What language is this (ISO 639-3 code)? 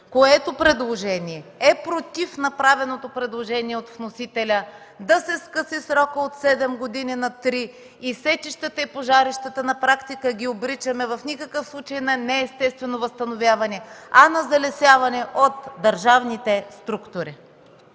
bul